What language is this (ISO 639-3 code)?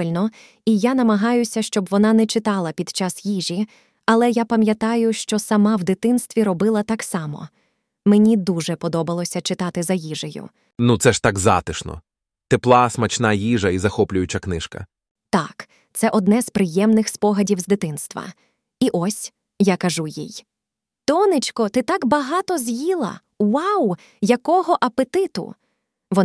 ukr